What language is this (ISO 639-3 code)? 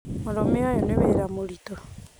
kik